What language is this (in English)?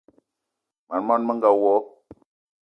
Eton (Cameroon)